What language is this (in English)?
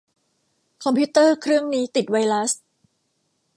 Thai